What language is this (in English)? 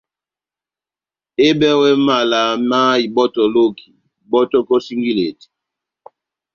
Batanga